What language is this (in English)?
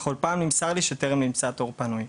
Hebrew